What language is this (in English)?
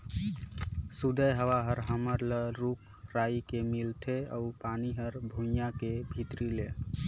Chhattisgarhi